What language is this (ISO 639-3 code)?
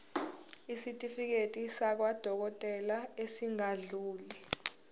zul